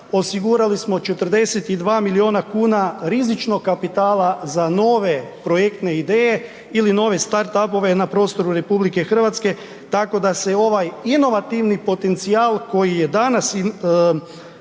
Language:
Croatian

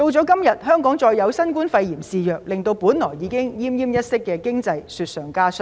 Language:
Cantonese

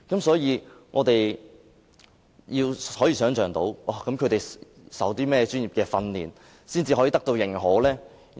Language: Cantonese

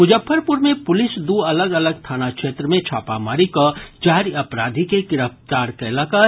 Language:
Maithili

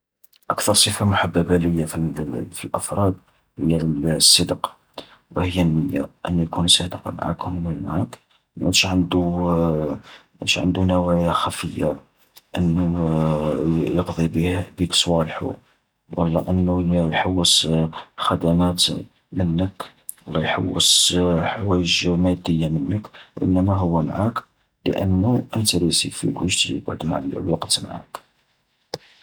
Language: Algerian Arabic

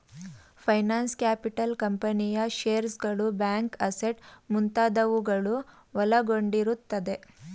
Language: Kannada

